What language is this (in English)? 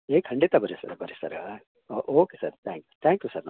Kannada